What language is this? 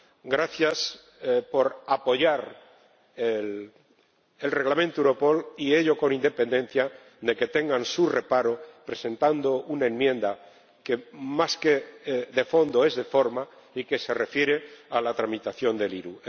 Spanish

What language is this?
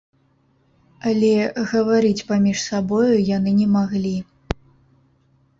Belarusian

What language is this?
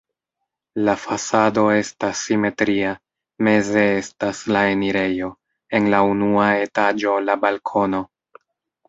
Esperanto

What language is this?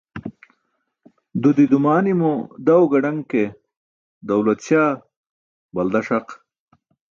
Burushaski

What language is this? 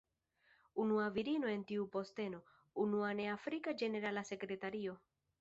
Esperanto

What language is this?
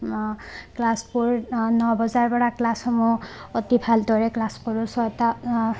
Assamese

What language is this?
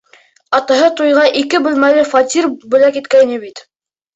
Bashkir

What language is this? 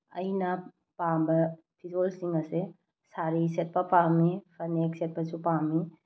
Manipuri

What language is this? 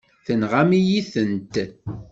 Kabyle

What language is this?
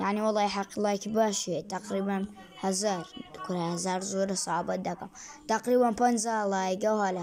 Arabic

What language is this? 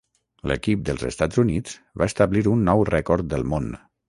Catalan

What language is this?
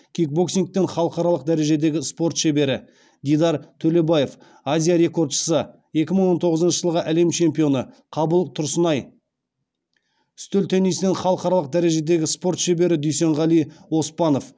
Kazakh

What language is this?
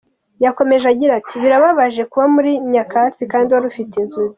Kinyarwanda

